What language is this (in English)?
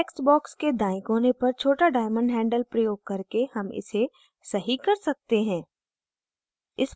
Hindi